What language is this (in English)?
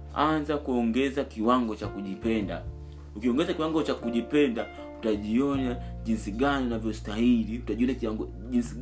Swahili